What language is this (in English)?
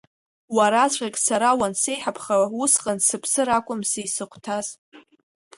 Abkhazian